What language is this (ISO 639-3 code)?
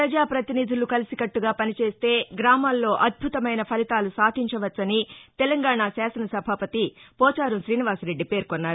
tel